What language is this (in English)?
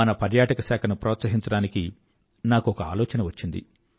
Telugu